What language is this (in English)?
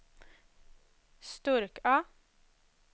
Swedish